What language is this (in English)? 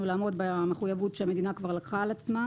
Hebrew